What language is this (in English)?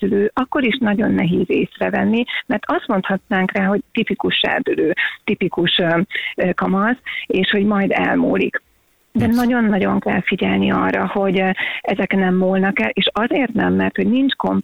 Hungarian